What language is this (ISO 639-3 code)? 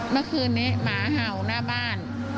tha